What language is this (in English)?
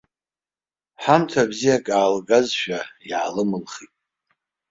Abkhazian